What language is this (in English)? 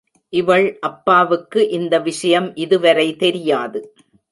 Tamil